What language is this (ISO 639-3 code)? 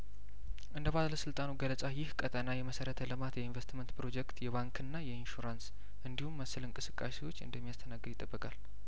amh